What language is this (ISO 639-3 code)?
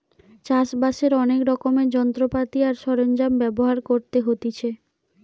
ben